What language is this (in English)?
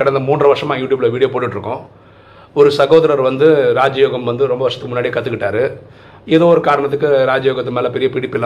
Tamil